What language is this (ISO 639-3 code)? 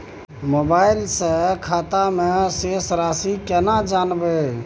mai